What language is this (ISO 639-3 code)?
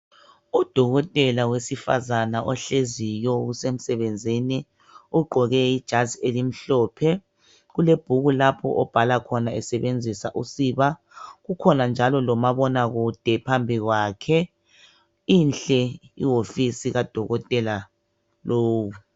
nde